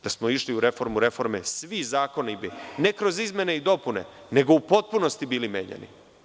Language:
Serbian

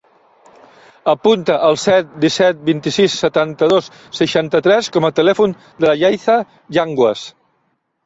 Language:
Catalan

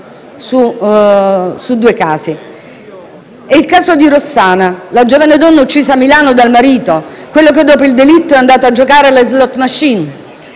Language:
Italian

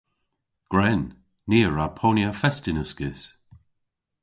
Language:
Cornish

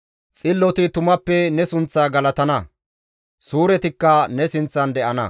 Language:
Gamo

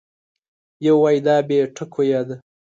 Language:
Pashto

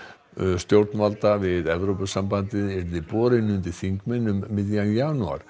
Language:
Icelandic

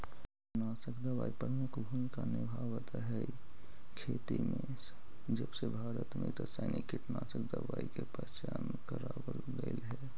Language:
Magahi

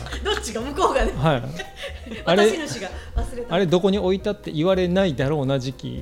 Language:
Japanese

